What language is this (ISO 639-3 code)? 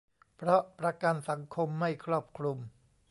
tha